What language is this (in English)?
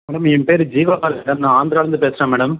Tamil